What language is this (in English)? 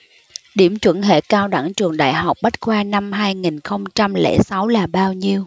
Vietnamese